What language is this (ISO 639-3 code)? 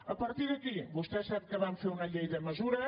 cat